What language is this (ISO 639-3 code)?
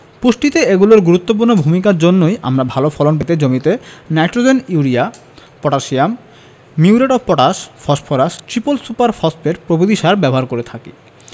ben